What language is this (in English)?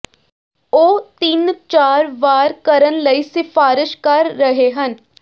Punjabi